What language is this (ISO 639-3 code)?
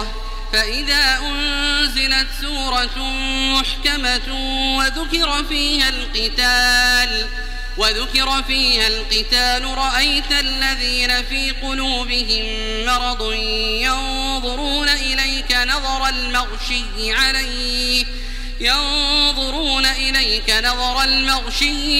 ara